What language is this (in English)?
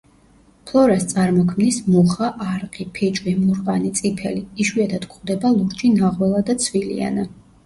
Georgian